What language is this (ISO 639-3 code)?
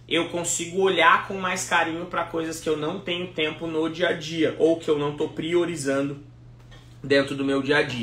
por